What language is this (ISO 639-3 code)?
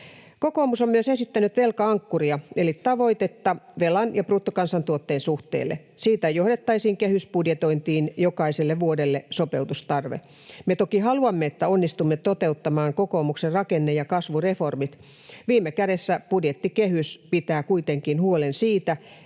fin